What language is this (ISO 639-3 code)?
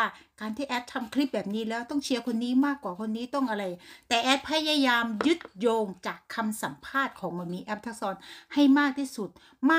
tha